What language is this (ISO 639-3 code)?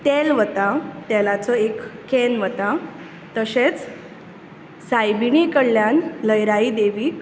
kok